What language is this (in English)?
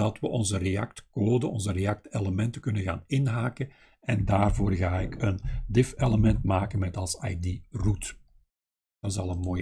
Dutch